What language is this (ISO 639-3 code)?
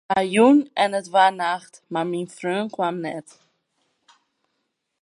fry